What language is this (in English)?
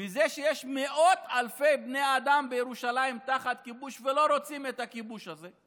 Hebrew